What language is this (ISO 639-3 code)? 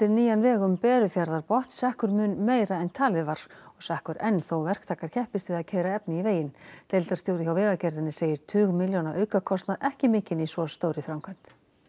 isl